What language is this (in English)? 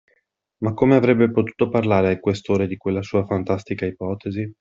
Italian